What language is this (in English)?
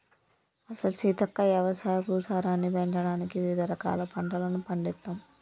Telugu